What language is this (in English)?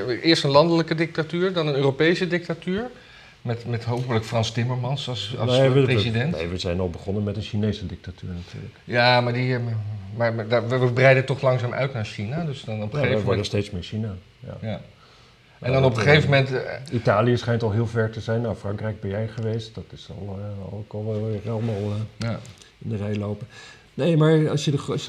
Dutch